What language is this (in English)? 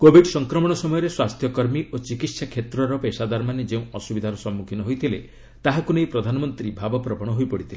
Odia